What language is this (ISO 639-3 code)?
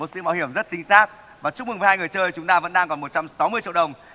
vie